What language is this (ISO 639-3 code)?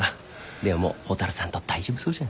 jpn